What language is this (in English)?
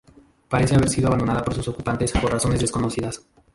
Spanish